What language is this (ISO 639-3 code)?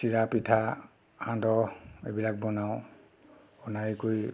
asm